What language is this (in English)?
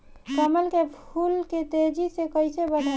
Bhojpuri